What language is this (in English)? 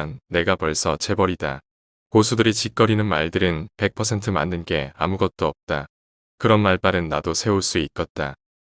Korean